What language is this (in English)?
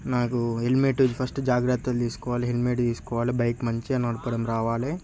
Telugu